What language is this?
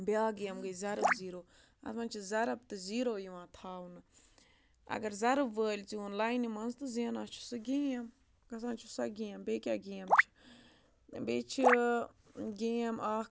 Kashmiri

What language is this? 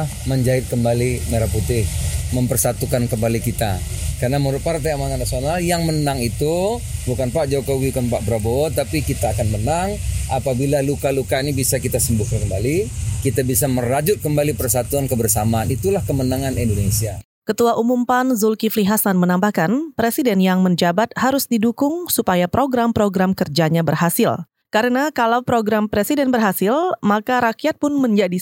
Indonesian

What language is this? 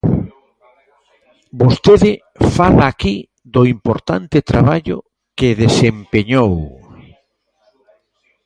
Galician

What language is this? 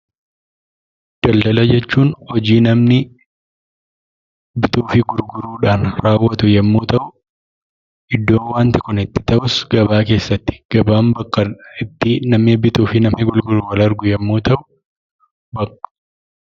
Oromo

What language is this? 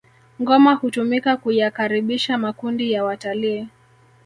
Swahili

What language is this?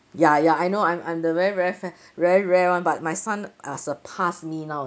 English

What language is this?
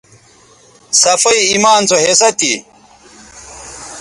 Bateri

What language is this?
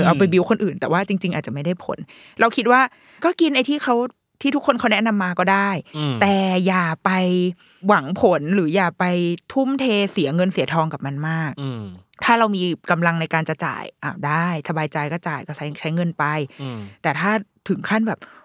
Thai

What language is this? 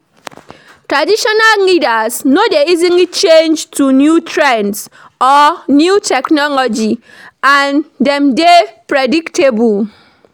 Nigerian Pidgin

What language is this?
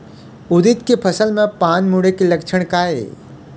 Chhattisgarhi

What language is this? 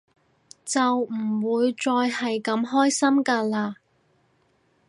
Cantonese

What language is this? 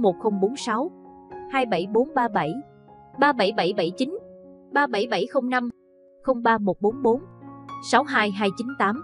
Vietnamese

